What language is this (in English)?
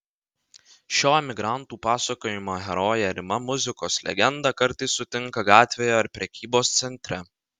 Lithuanian